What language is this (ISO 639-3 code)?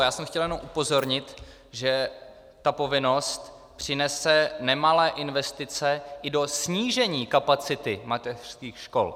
ces